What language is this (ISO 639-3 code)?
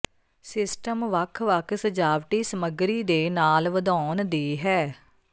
pan